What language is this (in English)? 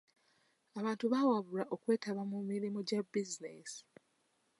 Ganda